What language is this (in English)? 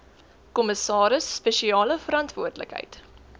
Afrikaans